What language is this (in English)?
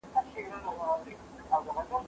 Pashto